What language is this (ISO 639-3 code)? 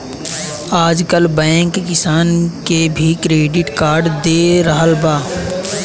bho